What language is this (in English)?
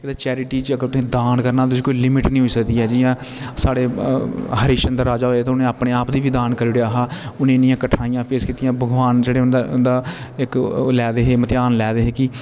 Dogri